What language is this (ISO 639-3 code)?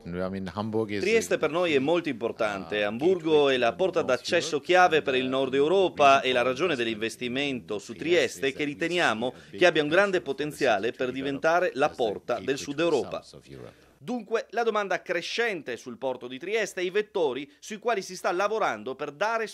ita